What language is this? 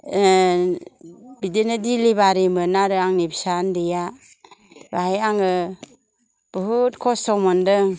Bodo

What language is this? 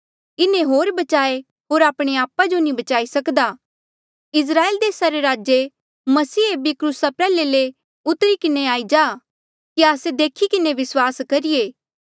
Mandeali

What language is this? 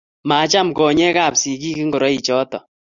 Kalenjin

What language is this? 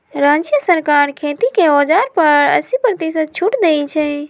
Magahi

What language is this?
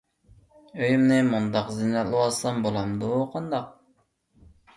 Uyghur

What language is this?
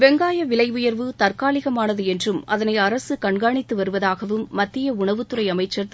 Tamil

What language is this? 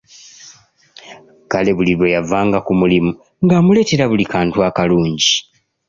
Ganda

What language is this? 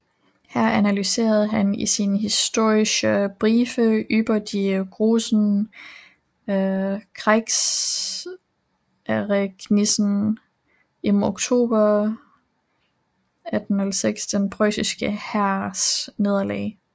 Danish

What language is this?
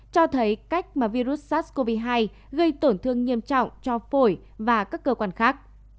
Vietnamese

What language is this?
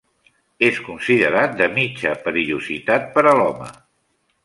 Catalan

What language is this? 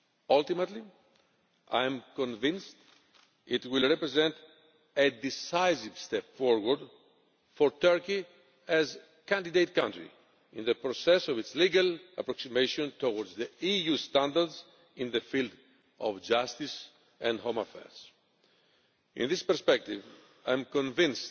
English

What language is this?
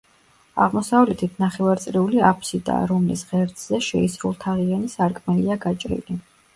Georgian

